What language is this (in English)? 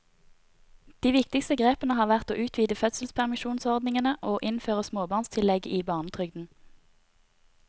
Norwegian